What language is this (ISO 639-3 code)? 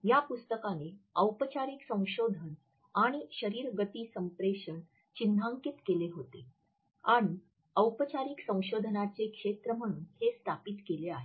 mar